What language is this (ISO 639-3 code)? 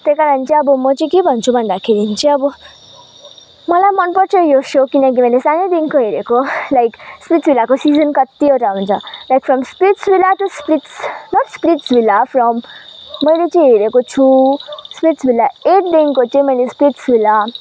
nep